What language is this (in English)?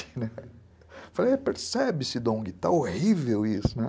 Portuguese